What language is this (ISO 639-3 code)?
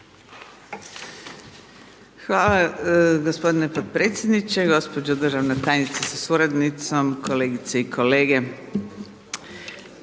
hrv